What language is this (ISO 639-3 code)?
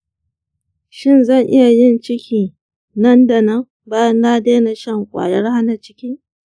hau